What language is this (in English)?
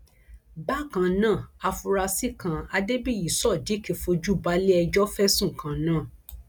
Yoruba